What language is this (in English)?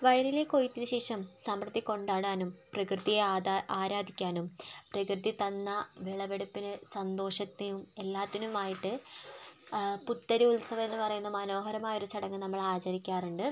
Malayalam